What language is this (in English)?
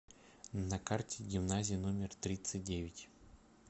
Russian